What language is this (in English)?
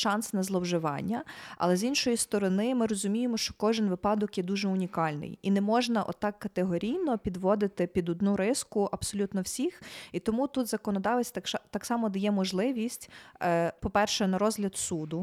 Ukrainian